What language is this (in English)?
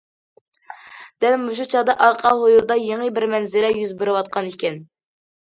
Uyghur